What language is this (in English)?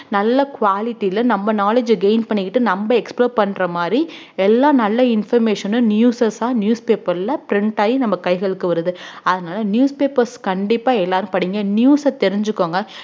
Tamil